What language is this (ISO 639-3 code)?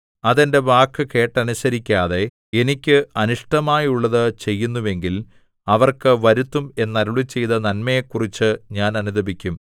mal